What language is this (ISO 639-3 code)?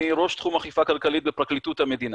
heb